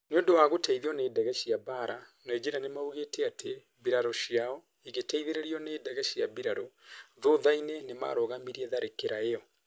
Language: Kikuyu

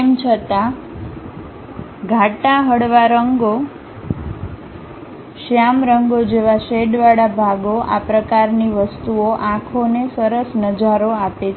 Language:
Gujarati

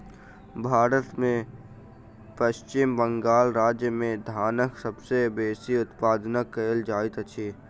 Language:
Maithili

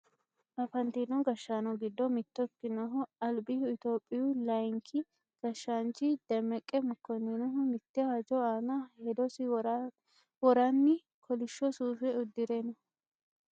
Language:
Sidamo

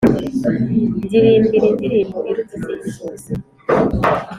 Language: Kinyarwanda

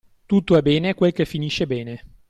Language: Italian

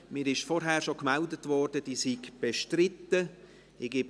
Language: Swiss German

